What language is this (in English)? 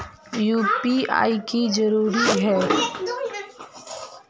Magahi